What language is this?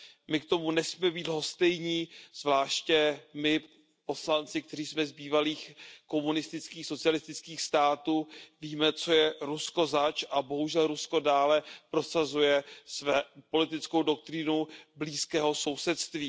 Czech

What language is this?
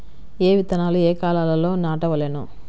Telugu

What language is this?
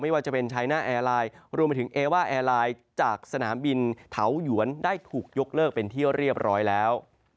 Thai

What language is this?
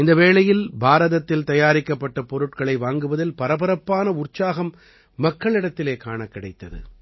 Tamil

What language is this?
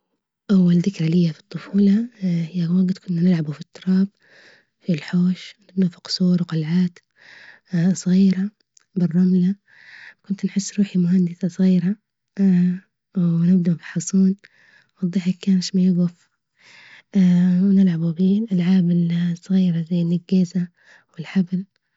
Libyan Arabic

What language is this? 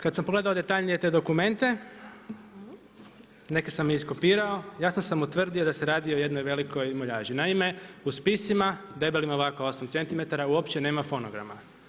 Croatian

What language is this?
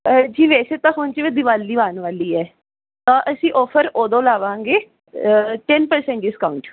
Punjabi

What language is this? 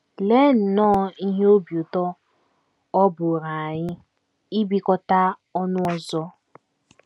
Igbo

